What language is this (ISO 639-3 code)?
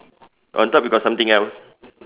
eng